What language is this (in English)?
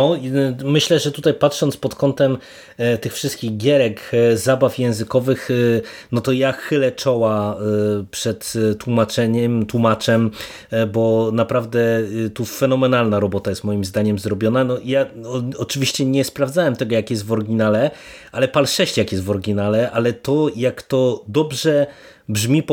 Polish